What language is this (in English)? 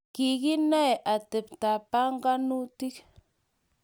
Kalenjin